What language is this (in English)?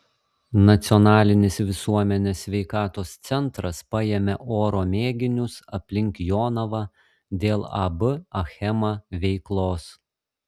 Lithuanian